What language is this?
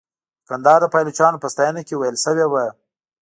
Pashto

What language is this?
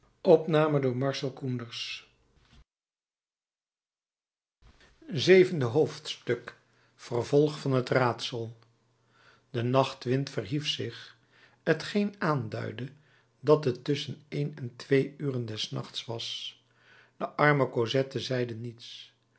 Dutch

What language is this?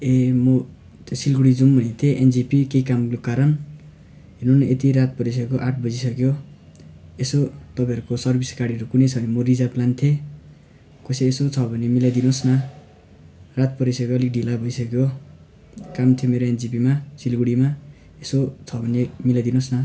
Nepali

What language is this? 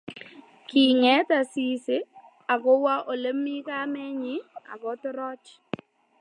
Kalenjin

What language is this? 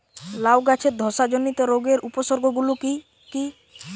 Bangla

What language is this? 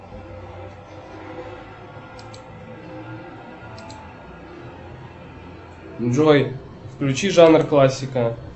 Russian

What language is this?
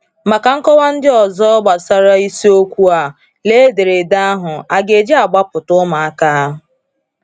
Igbo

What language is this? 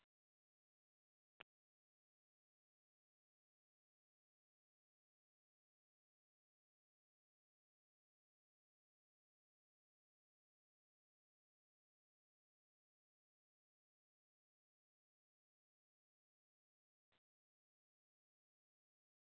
Dogri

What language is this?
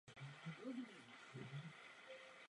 Czech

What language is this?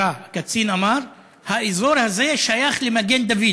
Hebrew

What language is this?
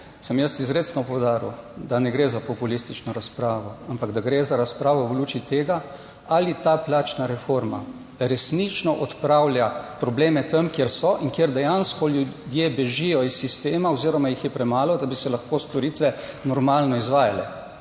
Slovenian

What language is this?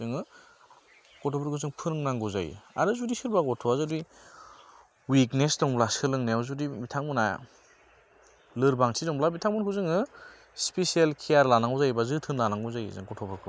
Bodo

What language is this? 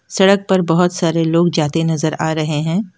Hindi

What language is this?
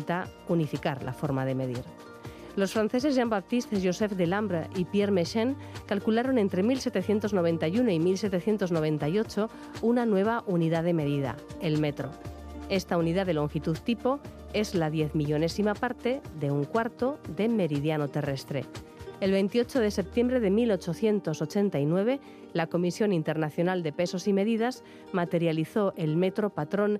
Spanish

